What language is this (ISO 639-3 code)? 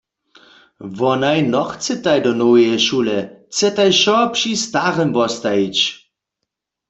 hsb